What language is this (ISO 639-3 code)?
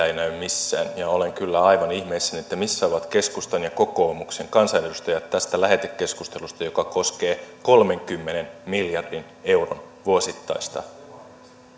fin